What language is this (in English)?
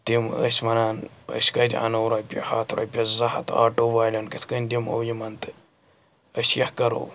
Kashmiri